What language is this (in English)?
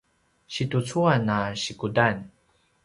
Paiwan